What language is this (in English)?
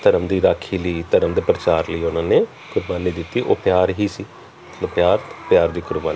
Punjabi